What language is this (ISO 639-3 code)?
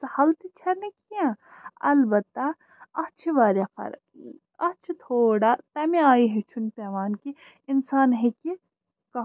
kas